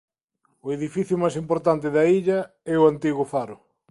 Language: Galician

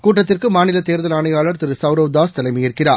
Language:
Tamil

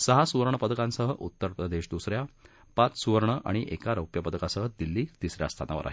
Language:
Marathi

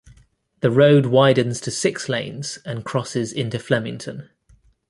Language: English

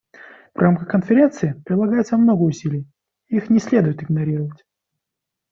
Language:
Russian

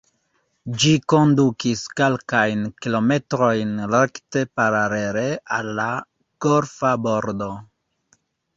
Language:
Esperanto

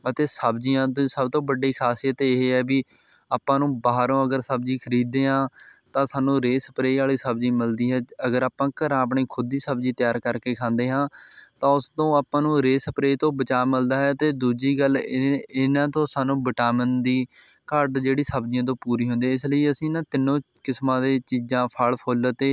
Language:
Punjabi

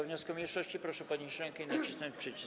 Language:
Polish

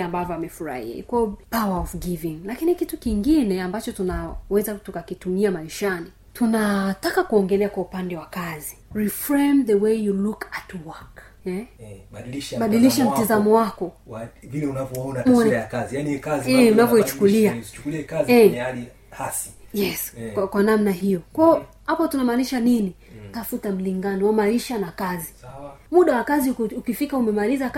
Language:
Swahili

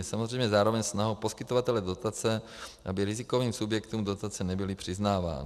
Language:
Czech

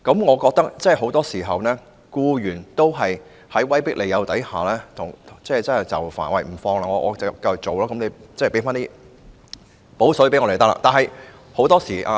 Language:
Cantonese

